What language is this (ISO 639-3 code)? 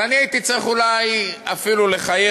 heb